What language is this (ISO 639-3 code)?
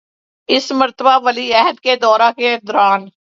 urd